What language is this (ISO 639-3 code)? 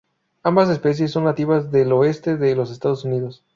spa